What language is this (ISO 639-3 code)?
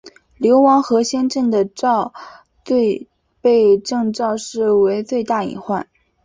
zho